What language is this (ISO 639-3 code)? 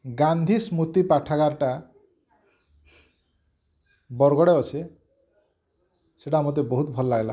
ori